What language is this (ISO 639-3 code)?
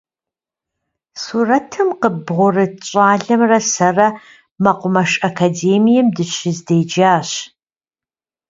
kbd